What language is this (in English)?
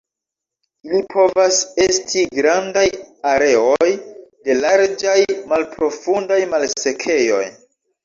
Esperanto